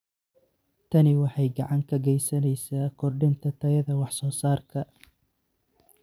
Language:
Somali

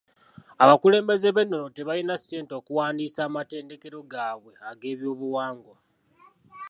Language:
Ganda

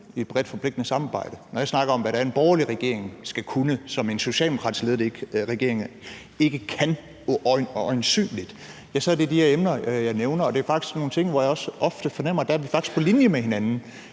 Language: Danish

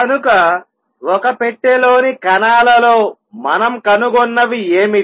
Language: Telugu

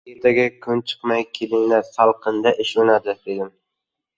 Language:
Uzbek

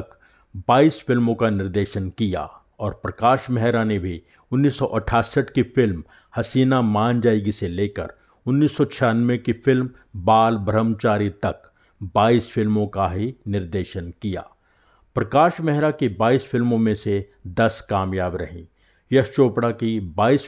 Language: Hindi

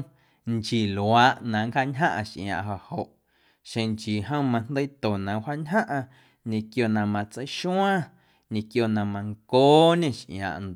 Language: Guerrero Amuzgo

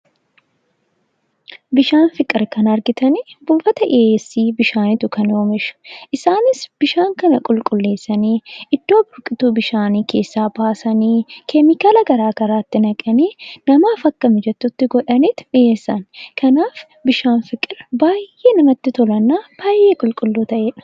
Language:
Oromo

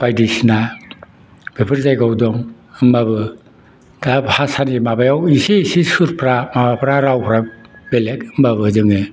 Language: Bodo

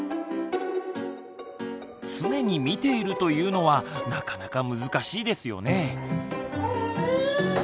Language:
Japanese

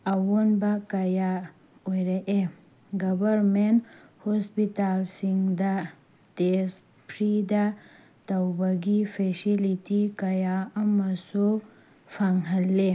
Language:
Manipuri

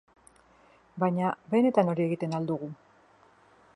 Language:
Basque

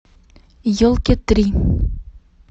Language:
Russian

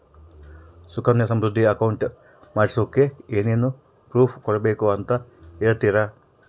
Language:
Kannada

